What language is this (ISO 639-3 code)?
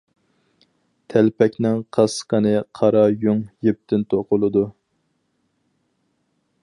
uig